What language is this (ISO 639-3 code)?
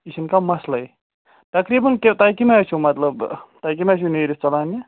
kas